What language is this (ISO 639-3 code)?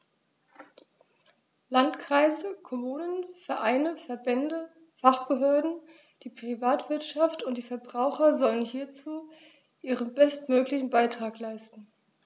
deu